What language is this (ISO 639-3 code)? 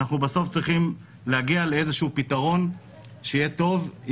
heb